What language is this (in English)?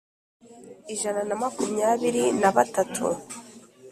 Kinyarwanda